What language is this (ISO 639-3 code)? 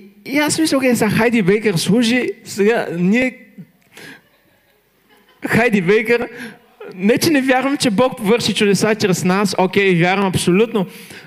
bul